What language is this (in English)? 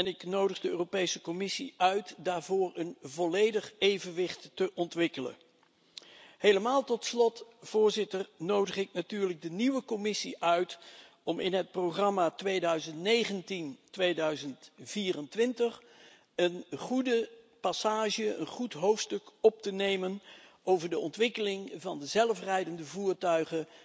Dutch